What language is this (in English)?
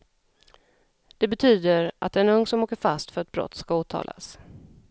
Swedish